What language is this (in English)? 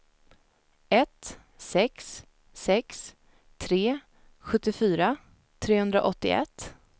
Swedish